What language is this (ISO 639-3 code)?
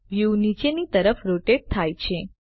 guj